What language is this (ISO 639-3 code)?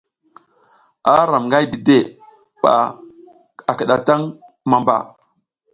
giz